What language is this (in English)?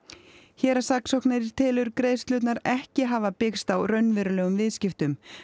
Icelandic